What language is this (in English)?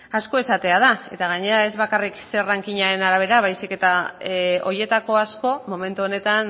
Basque